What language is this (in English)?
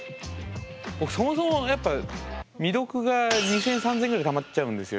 Japanese